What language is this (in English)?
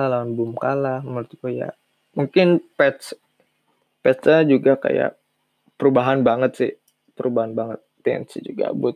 Indonesian